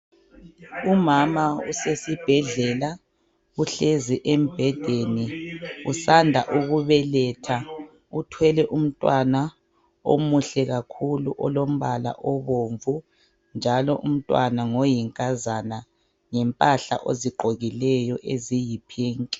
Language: North Ndebele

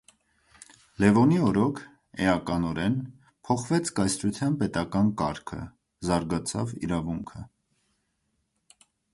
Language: Armenian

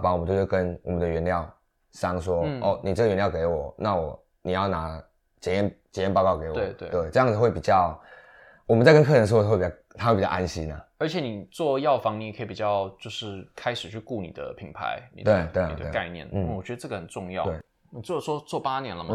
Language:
Chinese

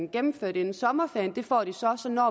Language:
Danish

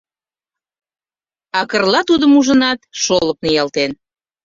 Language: Mari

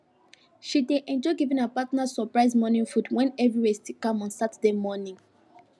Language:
Nigerian Pidgin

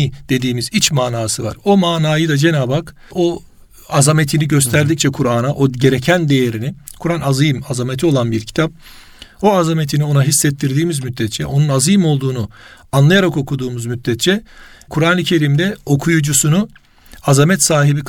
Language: Turkish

